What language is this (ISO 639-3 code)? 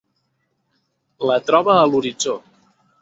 cat